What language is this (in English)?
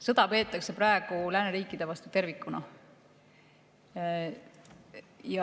Estonian